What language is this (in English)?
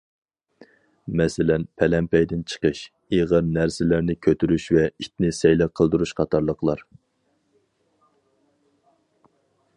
Uyghur